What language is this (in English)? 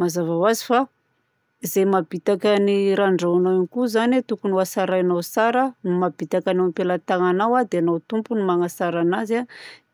Southern Betsimisaraka Malagasy